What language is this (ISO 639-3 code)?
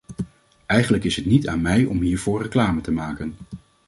nld